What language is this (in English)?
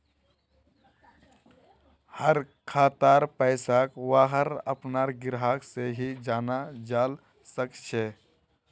Magahi